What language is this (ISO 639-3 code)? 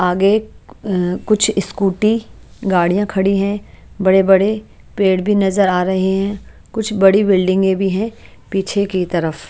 hin